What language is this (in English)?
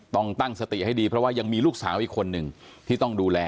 Thai